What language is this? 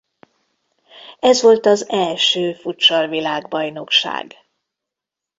Hungarian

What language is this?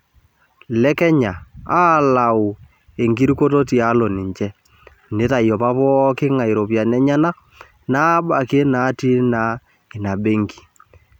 Masai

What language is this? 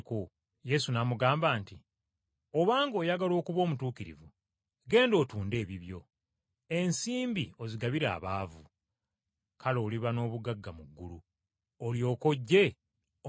Ganda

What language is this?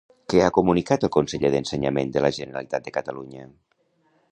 Catalan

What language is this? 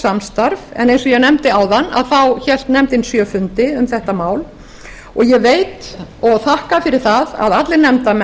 Icelandic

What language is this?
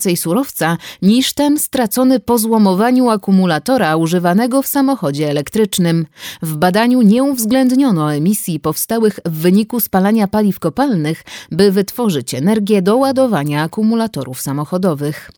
Polish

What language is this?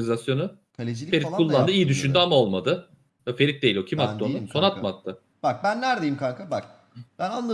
Turkish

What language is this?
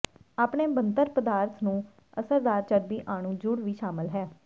Punjabi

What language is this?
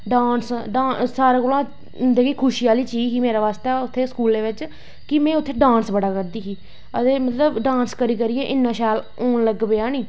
Dogri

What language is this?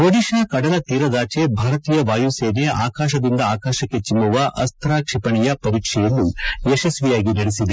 Kannada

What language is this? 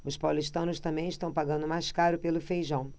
Portuguese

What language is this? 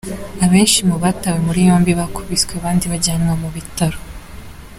Kinyarwanda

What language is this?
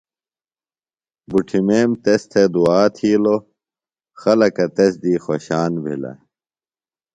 Phalura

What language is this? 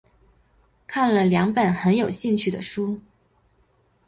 Chinese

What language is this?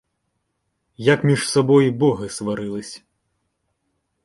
Ukrainian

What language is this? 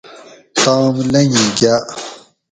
Gawri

